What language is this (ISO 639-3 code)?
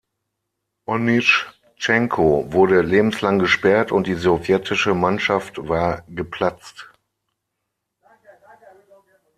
deu